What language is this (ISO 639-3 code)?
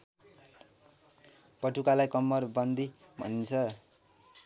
nep